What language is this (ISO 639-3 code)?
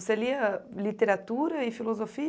por